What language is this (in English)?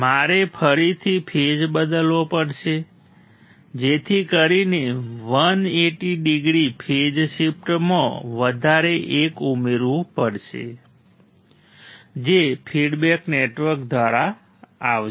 Gujarati